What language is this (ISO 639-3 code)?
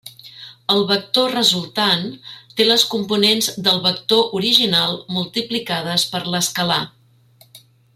cat